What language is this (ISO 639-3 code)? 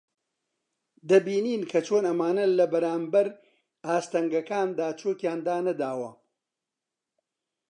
ckb